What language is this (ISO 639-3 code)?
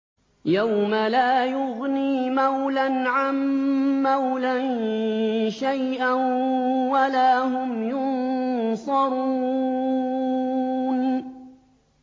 ara